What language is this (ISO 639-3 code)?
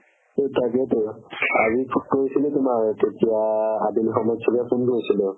asm